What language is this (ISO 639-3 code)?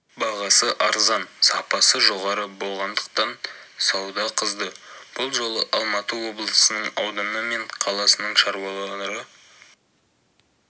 kaz